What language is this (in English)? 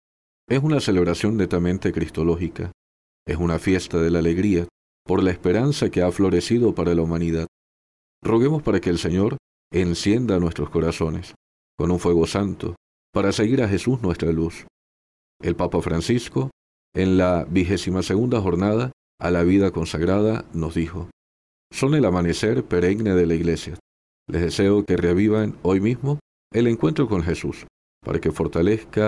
Spanish